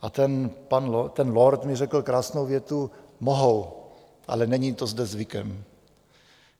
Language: Czech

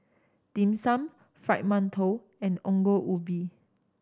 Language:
English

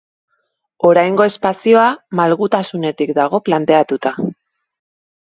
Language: Basque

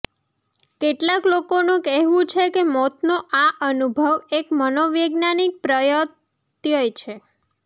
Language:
Gujarati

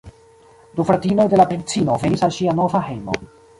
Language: Esperanto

